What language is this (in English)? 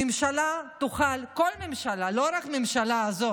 Hebrew